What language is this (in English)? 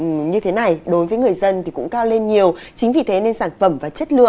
Vietnamese